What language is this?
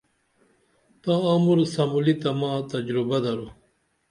Dameli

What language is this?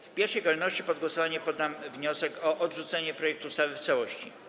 Polish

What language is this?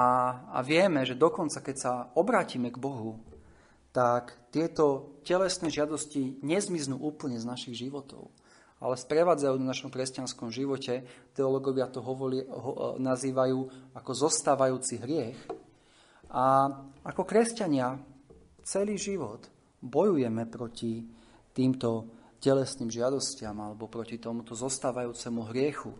Slovak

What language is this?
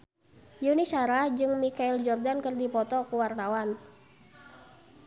Sundanese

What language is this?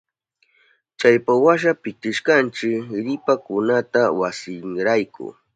Southern Pastaza Quechua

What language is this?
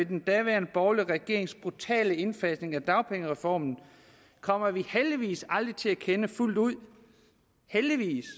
Danish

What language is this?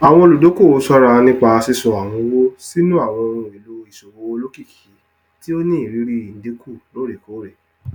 Yoruba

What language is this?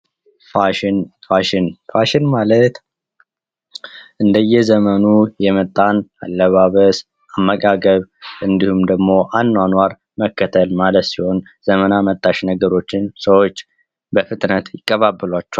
Amharic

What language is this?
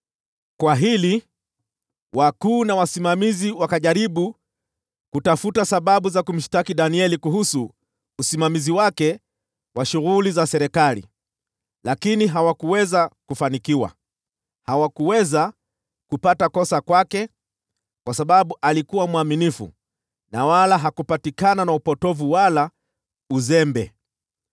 Swahili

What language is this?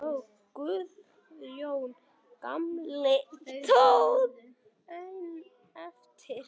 Icelandic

